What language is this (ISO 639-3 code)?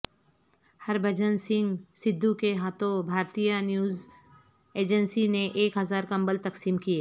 urd